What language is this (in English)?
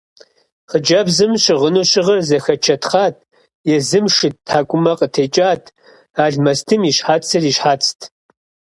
Kabardian